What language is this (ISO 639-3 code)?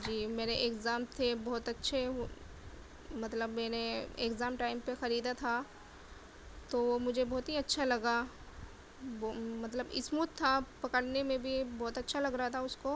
urd